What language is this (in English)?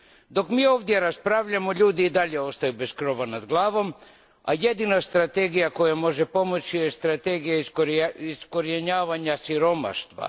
Croatian